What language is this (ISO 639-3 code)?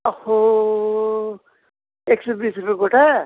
nep